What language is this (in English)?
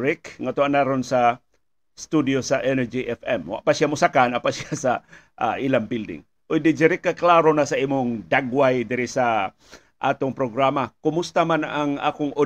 Filipino